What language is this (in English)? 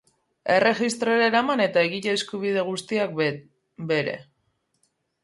Basque